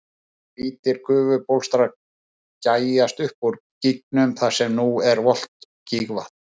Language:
Icelandic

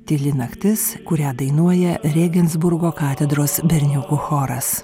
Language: Lithuanian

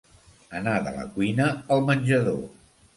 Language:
Catalan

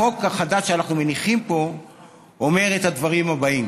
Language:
Hebrew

